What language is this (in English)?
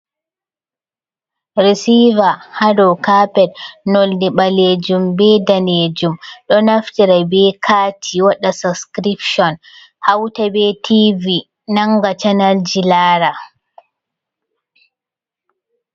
Fula